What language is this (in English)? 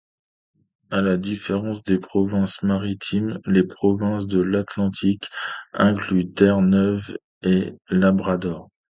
French